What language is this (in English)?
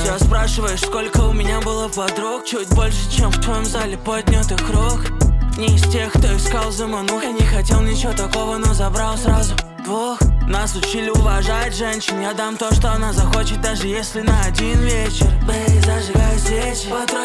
Russian